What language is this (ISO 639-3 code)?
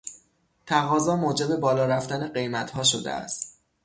fas